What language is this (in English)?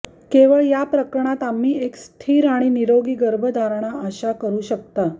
Marathi